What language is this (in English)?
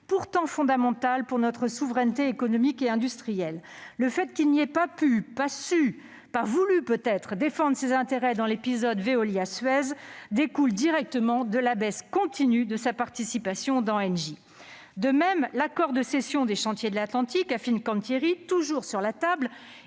French